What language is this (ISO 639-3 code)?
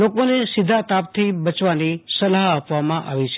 guj